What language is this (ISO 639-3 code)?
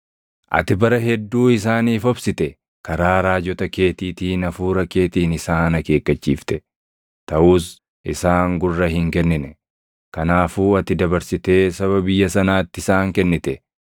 orm